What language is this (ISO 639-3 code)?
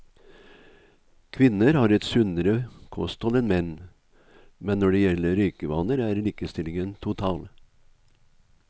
nor